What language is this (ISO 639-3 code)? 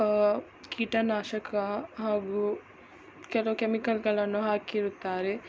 kan